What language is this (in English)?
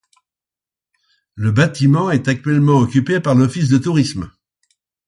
French